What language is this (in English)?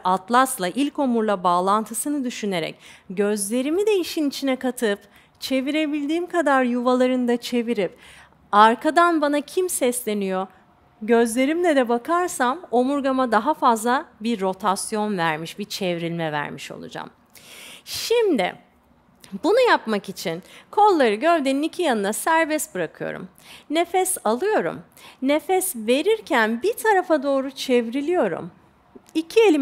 Turkish